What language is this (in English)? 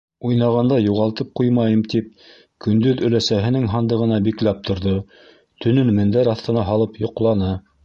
Bashkir